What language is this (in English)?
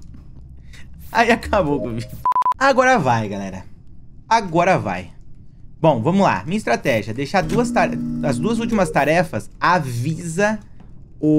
Portuguese